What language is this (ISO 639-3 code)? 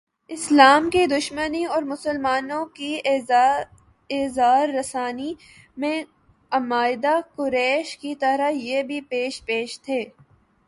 urd